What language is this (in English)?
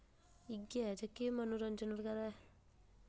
Dogri